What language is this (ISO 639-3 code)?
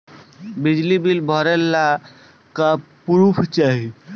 bho